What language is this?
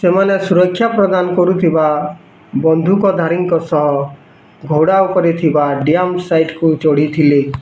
Odia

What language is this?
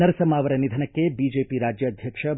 Kannada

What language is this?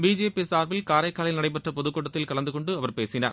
Tamil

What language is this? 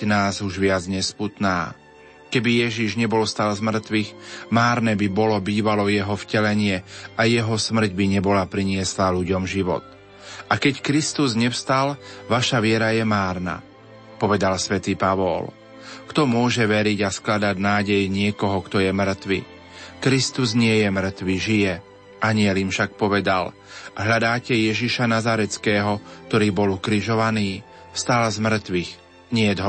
Slovak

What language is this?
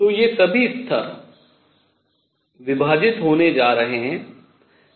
Hindi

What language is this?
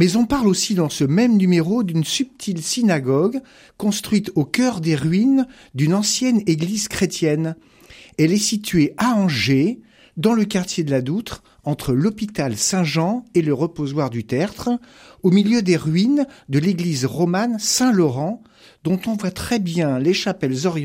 French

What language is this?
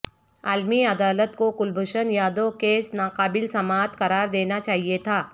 Urdu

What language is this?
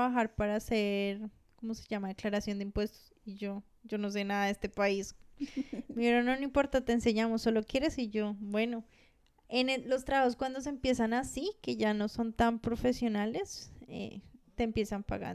Spanish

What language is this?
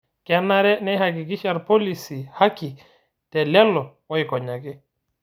Masai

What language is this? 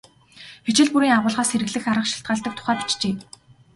Mongolian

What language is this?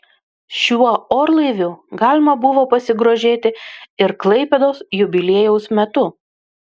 Lithuanian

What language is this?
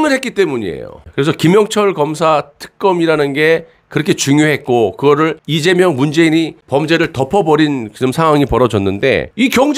Korean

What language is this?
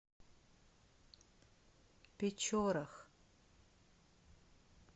Russian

